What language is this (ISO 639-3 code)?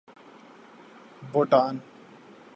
urd